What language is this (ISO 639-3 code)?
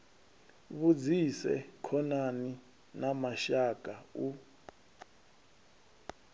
ven